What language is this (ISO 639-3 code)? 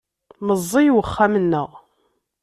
kab